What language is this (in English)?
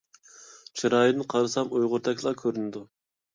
Uyghur